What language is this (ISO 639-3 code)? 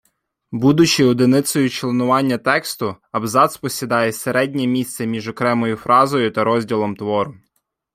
ukr